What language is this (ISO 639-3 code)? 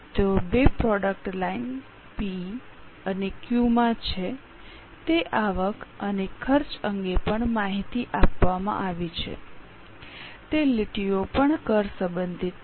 guj